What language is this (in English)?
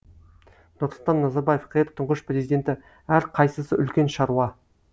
Kazakh